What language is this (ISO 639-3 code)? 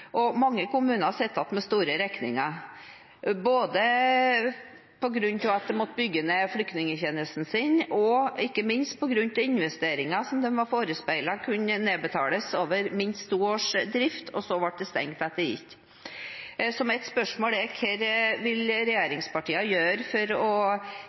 nob